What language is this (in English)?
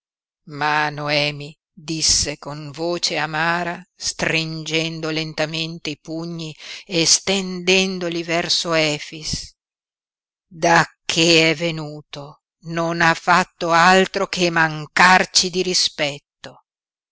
Italian